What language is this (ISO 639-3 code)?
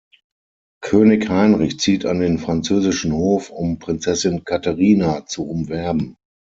deu